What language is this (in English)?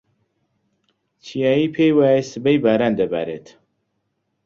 Central Kurdish